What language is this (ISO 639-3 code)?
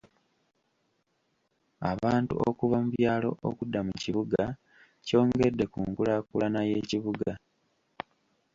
lug